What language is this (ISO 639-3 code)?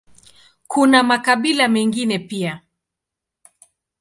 swa